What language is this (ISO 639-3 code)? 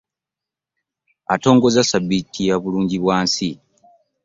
lug